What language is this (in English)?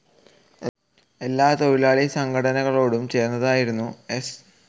Malayalam